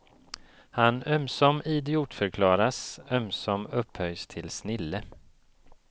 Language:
Swedish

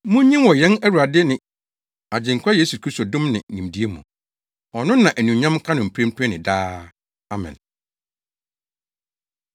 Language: Akan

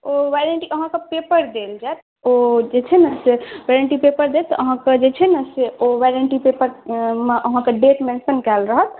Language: Maithili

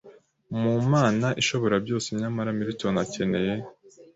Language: Kinyarwanda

